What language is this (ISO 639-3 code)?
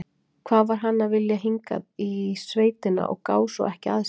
isl